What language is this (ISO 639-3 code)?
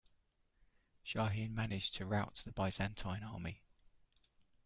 eng